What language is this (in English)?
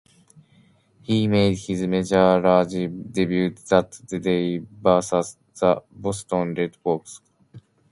English